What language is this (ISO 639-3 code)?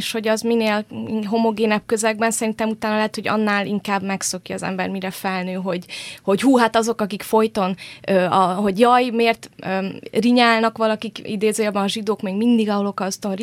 hun